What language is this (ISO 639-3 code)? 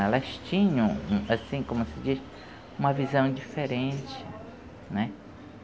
por